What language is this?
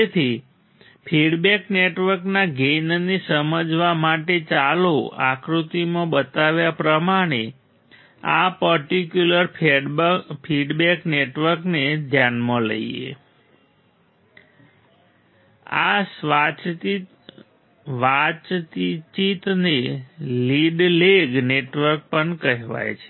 Gujarati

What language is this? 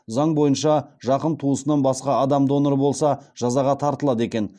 Kazakh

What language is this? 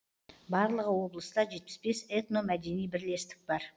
Kazakh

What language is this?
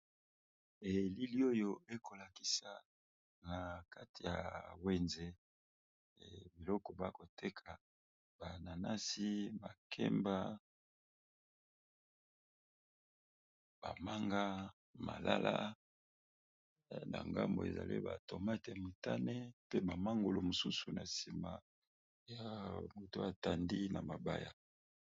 Lingala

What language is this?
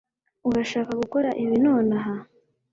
Kinyarwanda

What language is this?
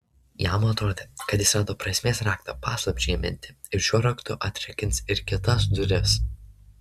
Lithuanian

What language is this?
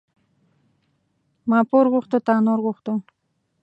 Pashto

